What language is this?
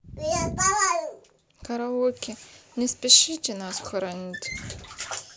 Russian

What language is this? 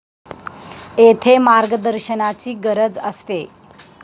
Marathi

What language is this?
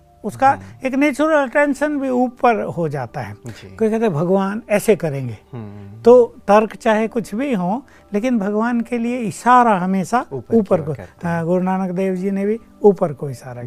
Hindi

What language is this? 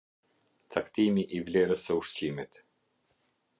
Albanian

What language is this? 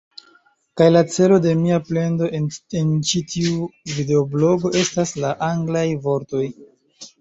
Esperanto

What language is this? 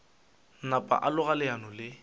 Northern Sotho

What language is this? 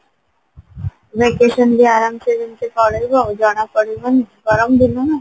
Odia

